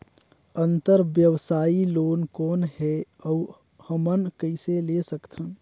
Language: Chhattisgarhi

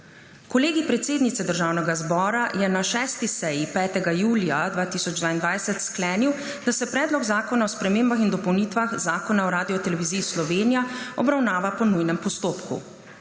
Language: Slovenian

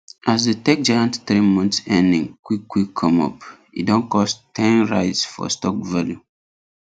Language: Nigerian Pidgin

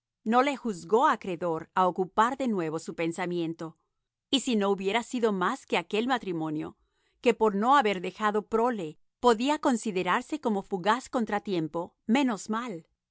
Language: Spanish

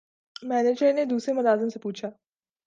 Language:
Urdu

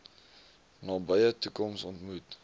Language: Afrikaans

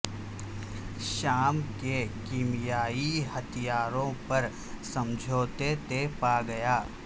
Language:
Urdu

